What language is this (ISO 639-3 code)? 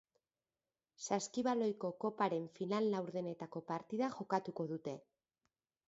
eus